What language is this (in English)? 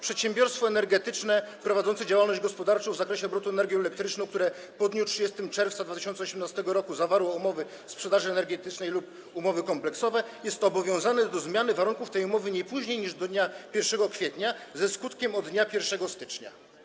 Polish